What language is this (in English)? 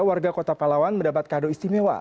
Indonesian